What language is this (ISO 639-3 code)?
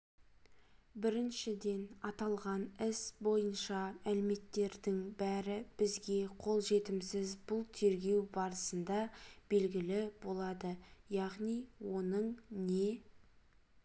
kaz